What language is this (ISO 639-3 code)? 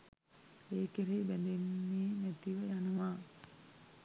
sin